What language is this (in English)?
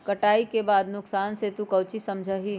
Magahi